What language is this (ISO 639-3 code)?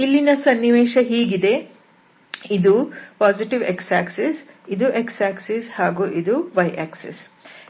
kan